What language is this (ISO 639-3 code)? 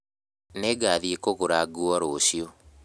kik